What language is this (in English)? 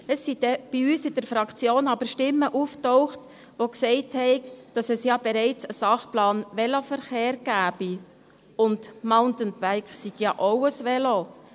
Swiss German